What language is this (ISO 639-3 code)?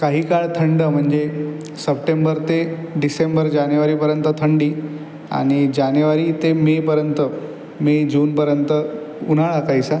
mar